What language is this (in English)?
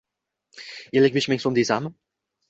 Uzbek